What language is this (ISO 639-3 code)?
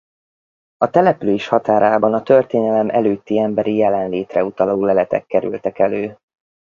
hun